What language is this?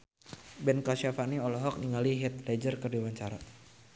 Sundanese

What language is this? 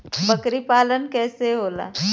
Bhojpuri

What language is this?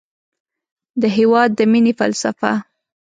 Pashto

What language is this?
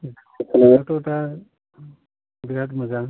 Bodo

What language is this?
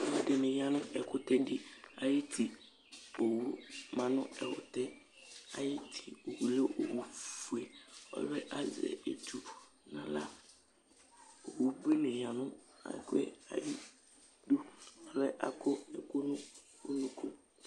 Ikposo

